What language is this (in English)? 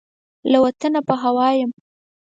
Pashto